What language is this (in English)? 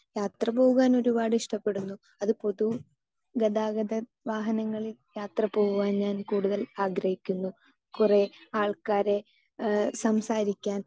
Malayalam